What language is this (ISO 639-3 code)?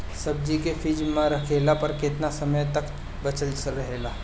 bho